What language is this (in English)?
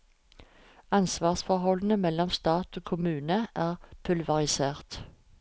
Norwegian